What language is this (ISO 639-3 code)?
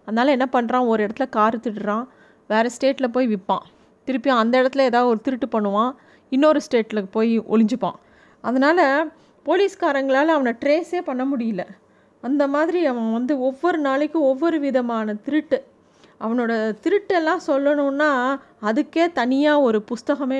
tam